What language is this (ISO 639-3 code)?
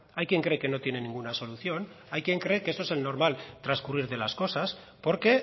spa